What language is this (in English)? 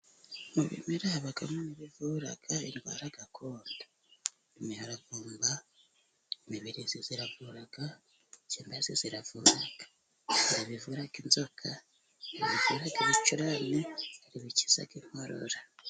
Kinyarwanda